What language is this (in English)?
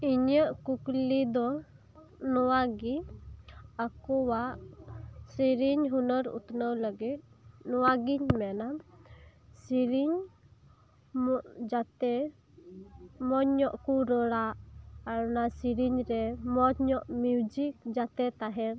Santali